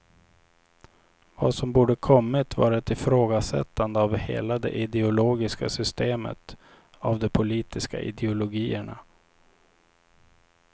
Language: Swedish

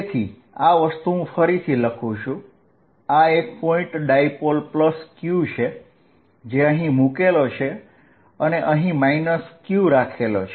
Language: Gujarati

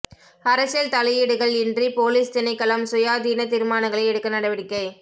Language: Tamil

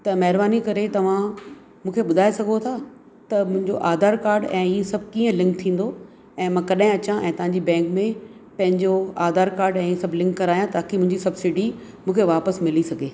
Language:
Sindhi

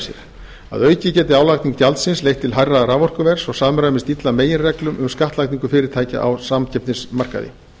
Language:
Icelandic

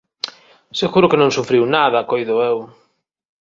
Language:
Galician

